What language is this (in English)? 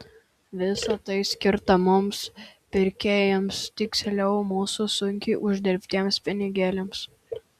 Lithuanian